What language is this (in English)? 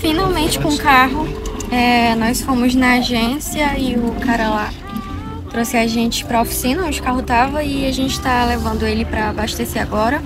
Portuguese